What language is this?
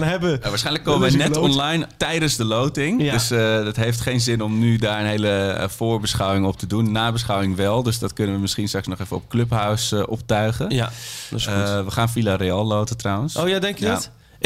Dutch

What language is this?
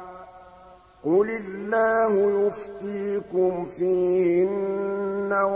Arabic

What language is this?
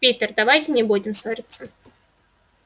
Russian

